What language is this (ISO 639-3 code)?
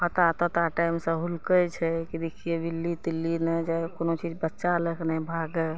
mai